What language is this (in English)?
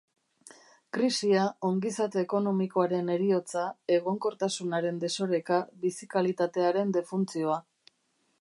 Basque